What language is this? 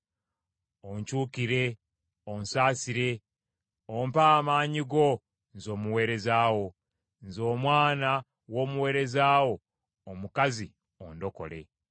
Ganda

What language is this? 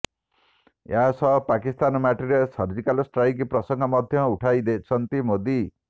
Odia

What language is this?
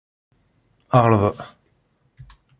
Kabyle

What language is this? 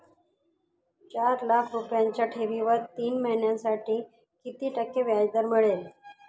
Marathi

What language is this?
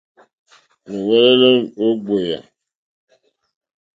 Mokpwe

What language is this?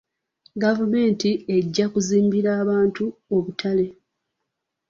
Ganda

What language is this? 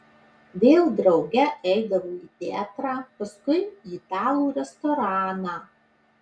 Lithuanian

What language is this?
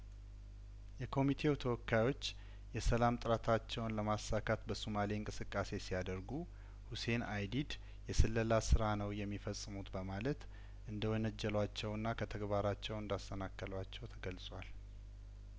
Amharic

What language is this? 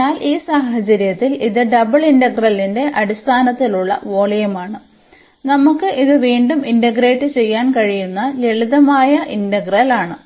Malayalam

